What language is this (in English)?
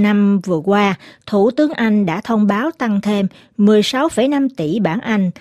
Vietnamese